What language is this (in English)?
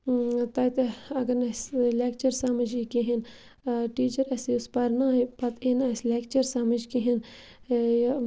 Kashmiri